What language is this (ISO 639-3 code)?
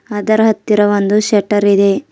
kan